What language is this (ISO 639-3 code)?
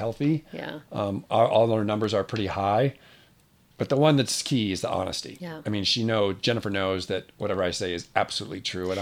eng